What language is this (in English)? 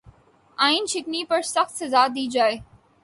Urdu